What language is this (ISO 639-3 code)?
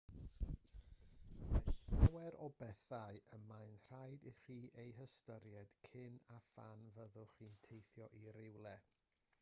cym